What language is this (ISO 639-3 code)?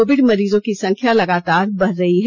hin